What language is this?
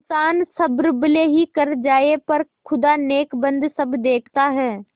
Hindi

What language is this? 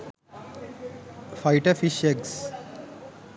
Sinhala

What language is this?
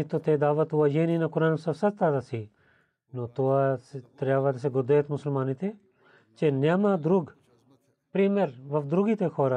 Bulgarian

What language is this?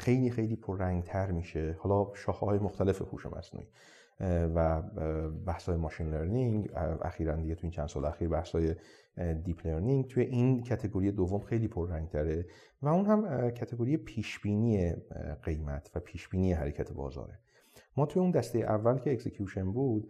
Persian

